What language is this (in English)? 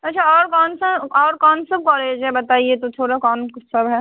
Hindi